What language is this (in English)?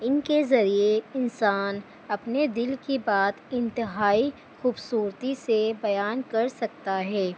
Urdu